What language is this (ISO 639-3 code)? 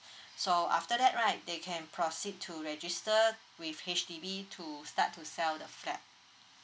eng